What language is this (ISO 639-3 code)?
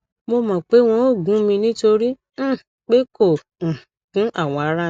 yor